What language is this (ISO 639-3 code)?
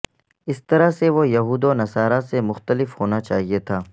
urd